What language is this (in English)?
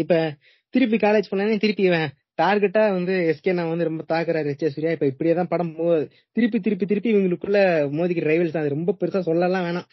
Tamil